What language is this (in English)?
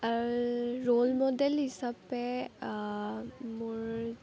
Assamese